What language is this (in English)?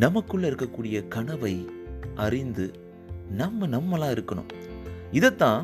Tamil